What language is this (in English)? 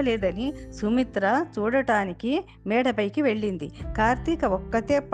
Telugu